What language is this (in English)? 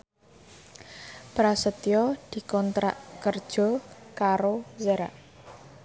Javanese